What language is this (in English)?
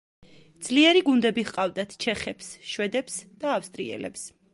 Georgian